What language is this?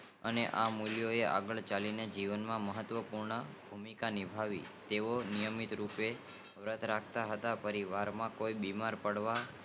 Gujarati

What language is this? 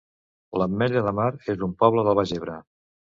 Catalan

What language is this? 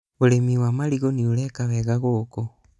Kikuyu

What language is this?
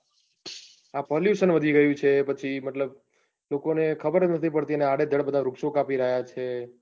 Gujarati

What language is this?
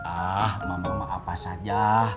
Indonesian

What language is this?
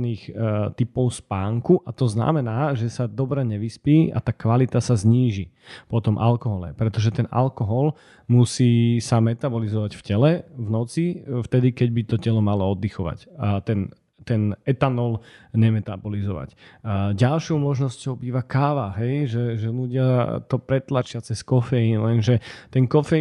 Slovak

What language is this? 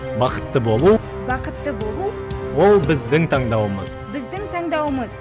Kazakh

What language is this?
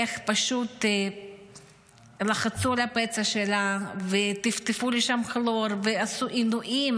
Hebrew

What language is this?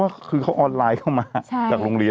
Thai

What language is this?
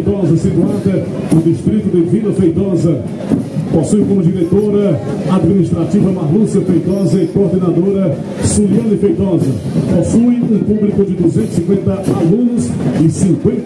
Portuguese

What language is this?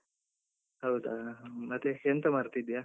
Kannada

